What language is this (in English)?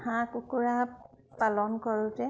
Assamese